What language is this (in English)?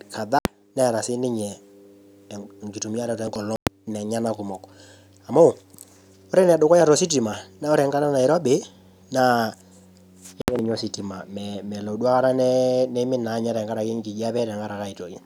Masai